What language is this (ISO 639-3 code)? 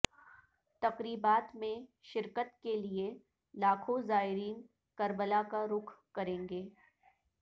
urd